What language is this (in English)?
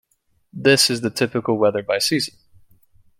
English